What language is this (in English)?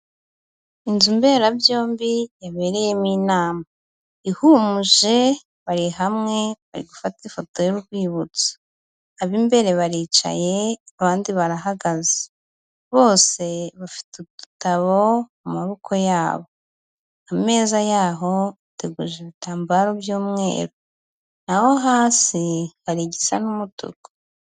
Kinyarwanda